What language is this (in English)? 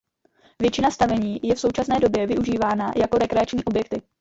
Czech